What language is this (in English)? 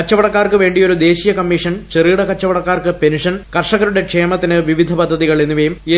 Malayalam